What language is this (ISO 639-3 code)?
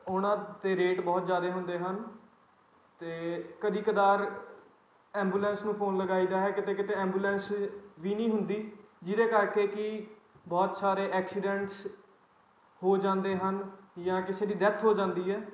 pan